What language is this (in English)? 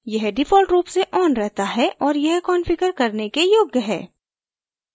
Hindi